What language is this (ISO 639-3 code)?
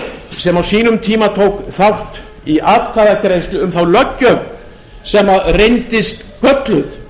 isl